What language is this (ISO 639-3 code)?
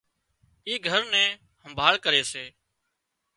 kxp